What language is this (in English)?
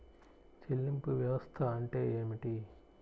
Telugu